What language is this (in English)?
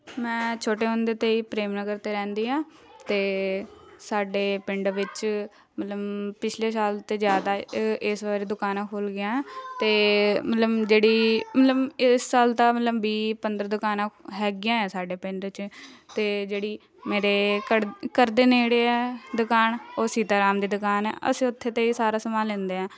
Punjabi